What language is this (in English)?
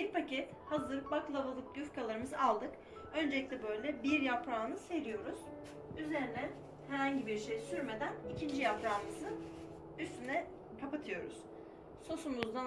Turkish